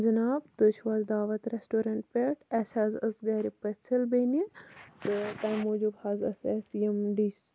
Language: Kashmiri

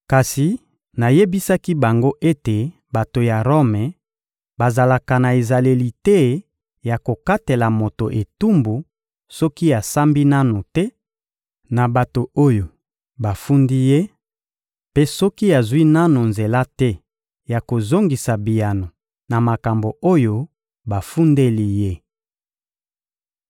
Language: Lingala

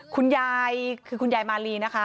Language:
Thai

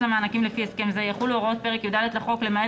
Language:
Hebrew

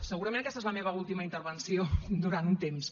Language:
Catalan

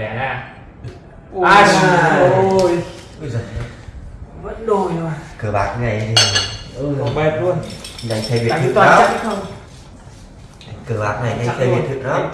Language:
Vietnamese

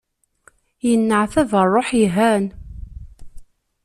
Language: Kabyle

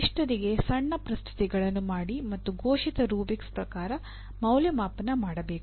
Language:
Kannada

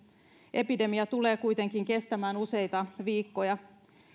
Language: Finnish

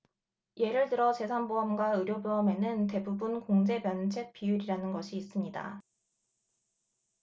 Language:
Korean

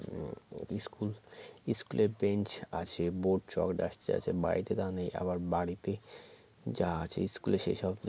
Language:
Bangla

